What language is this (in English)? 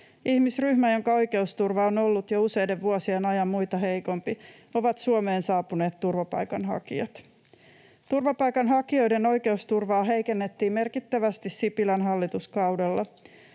Finnish